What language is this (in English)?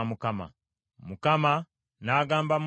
Ganda